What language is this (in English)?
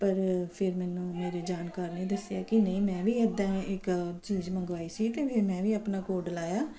Punjabi